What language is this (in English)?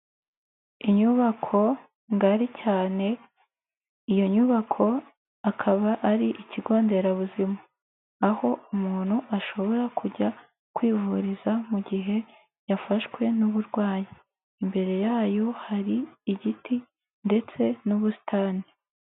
Kinyarwanda